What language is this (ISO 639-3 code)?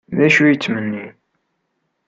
kab